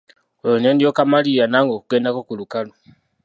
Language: Ganda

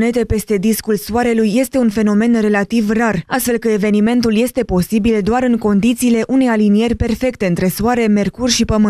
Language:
Romanian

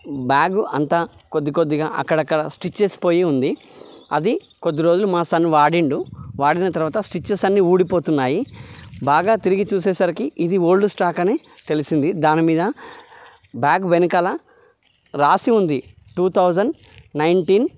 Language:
Telugu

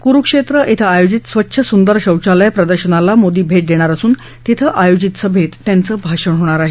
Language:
Marathi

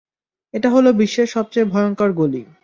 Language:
Bangla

